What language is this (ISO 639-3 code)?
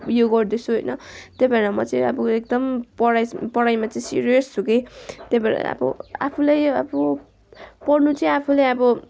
nep